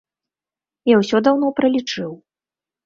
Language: Belarusian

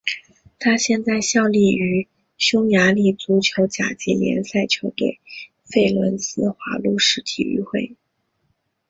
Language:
Chinese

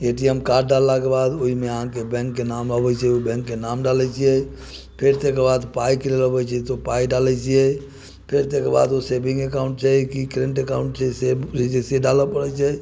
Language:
Maithili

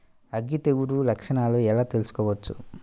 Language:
Telugu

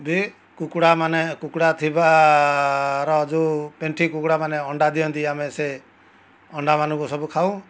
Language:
Odia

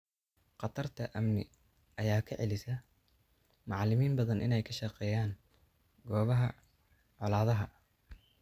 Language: Somali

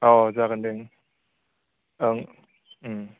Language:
Bodo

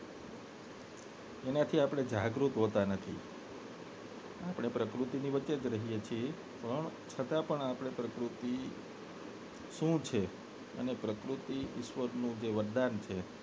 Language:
Gujarati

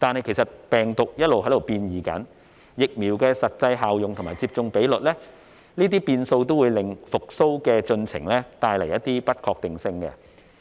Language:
Cantonese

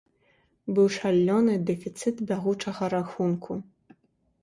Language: Belarusian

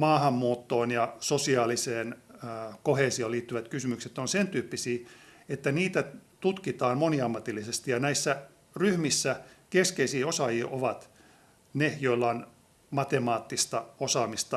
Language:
Finnish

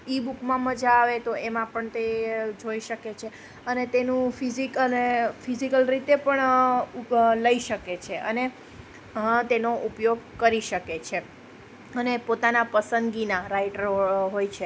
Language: Gujarati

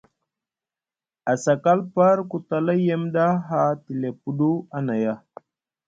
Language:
Musgu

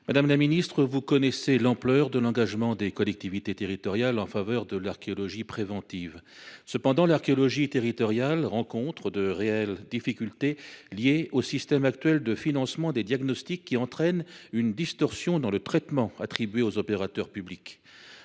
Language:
French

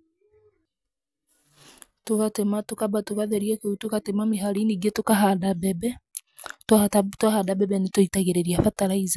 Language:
Kikuyu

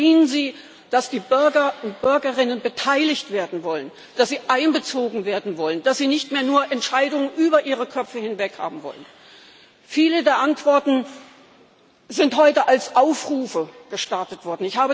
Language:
German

